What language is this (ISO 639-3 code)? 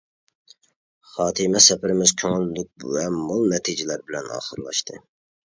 uig